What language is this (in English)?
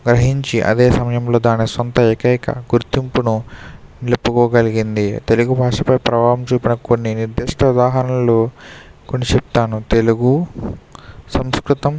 Telugu